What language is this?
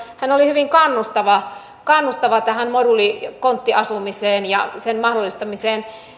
Finnish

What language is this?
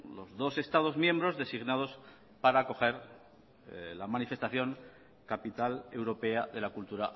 Spanish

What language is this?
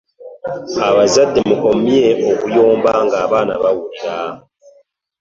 Ganda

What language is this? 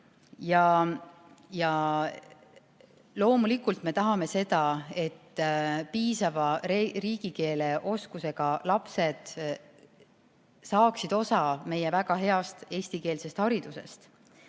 Estonian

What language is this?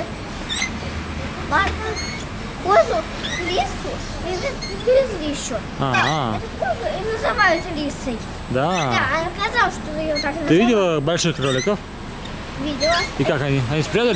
Russian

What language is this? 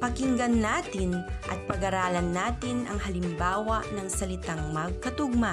Filipino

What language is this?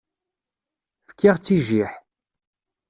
Kabyle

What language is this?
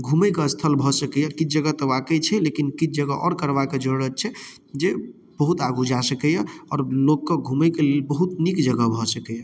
Maithili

